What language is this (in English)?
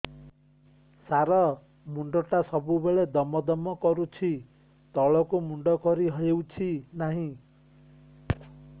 Odia